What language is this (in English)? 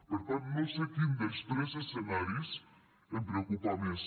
Catalan